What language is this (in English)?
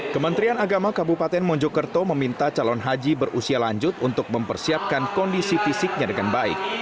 Indonesian